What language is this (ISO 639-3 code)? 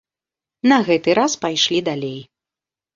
bel